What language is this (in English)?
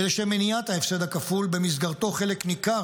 Hebrew